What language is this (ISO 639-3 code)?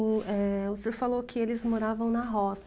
por